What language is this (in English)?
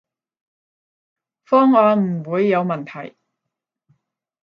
Cantonese